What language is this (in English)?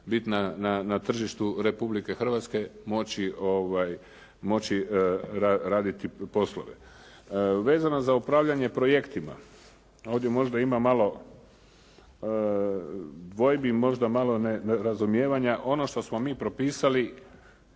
Croatian